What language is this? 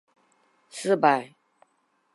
Chinese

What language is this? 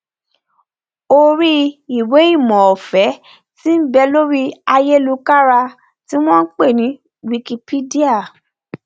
Yoruba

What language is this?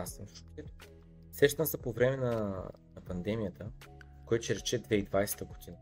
Bulgarian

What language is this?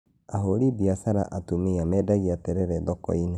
Kikuyu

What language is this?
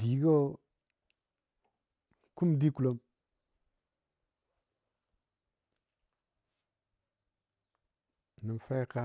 Dadiya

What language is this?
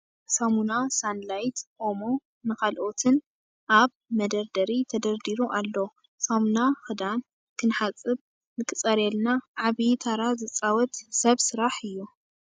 Tigrinya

